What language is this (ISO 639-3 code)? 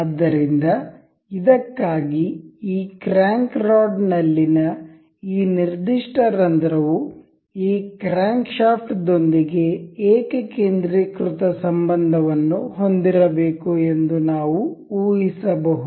kan